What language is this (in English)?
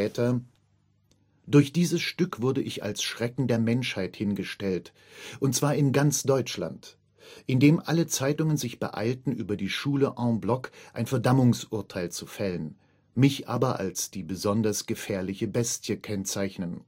German